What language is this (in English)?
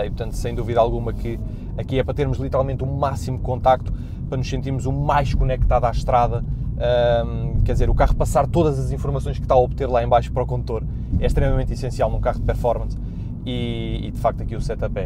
Portuguese